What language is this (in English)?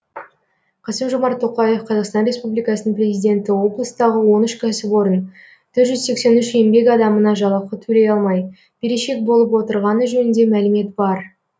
Kazakh